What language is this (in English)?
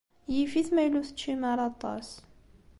Kabyle